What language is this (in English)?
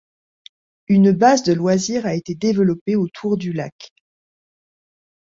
French